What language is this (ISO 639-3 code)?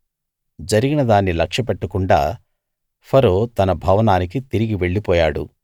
tel